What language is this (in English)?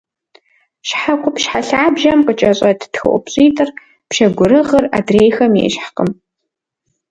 Kabardian